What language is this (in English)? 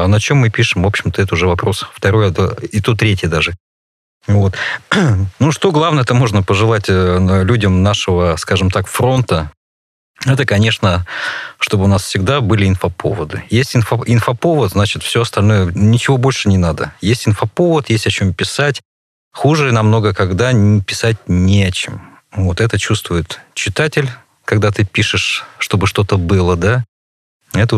Russian